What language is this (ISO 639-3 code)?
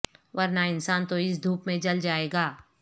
urd